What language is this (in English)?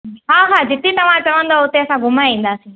Sindhi